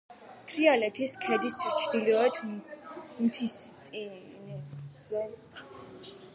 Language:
Georgian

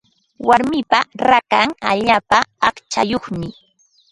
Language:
Ambo-Pasco Quechua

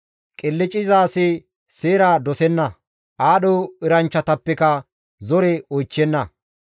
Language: Gamo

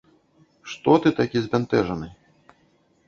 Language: Belarusian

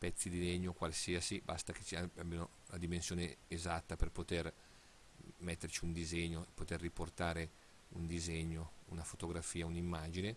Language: Italian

